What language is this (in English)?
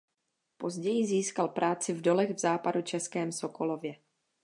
Czech